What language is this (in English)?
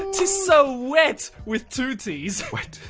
English